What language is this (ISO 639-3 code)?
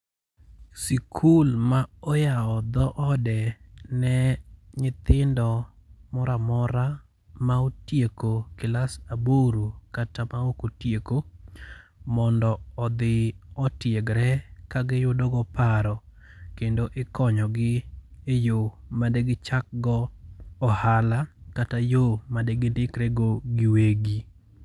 luo